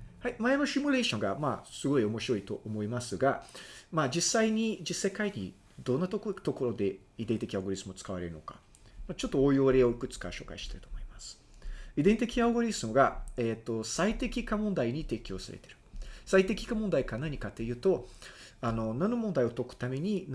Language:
Japanese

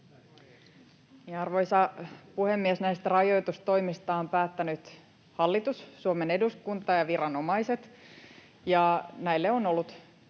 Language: Finnish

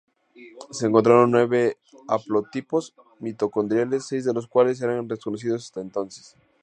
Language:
Spanish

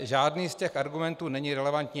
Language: Czech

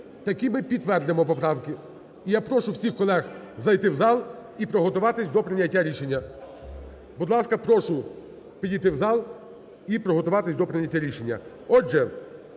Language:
Ukrainian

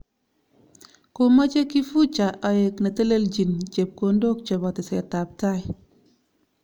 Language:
Kalenjin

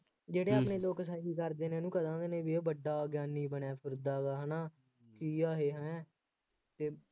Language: Punjabi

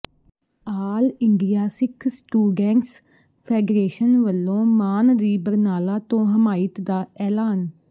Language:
Punjabi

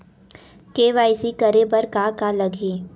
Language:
Chhattisgarhi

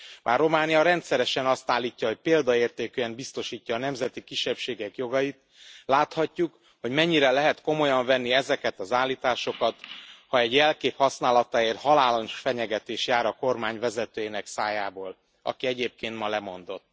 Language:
Hungarian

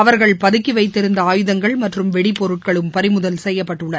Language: Tamil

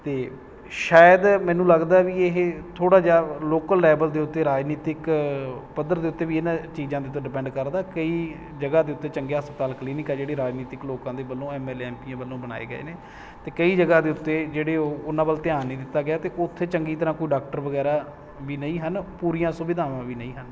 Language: Punjabi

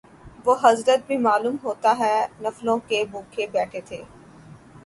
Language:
Urdu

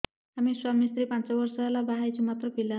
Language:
Odia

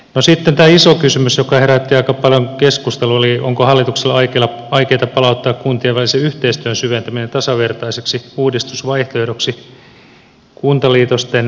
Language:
Finnish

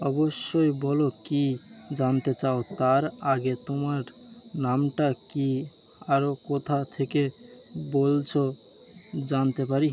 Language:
Bangla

